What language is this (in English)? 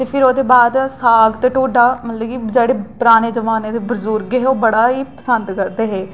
Dogri